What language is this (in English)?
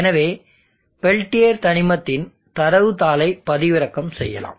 Tamil